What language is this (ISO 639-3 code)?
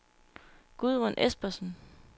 dan